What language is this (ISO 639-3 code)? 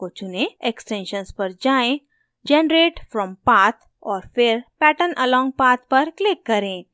hin